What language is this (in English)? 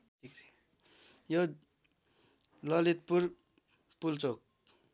Nepali